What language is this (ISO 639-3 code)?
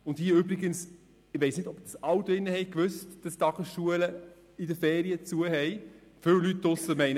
gsw